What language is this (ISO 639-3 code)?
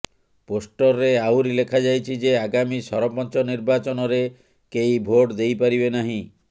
ori